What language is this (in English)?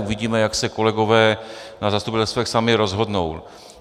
Czech